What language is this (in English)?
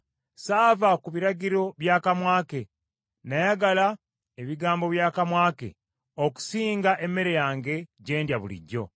Ganda